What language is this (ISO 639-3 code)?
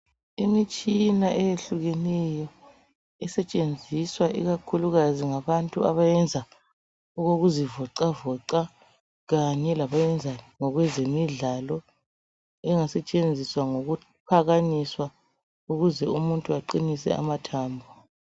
nde